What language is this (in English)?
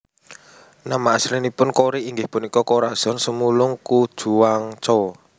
Javanese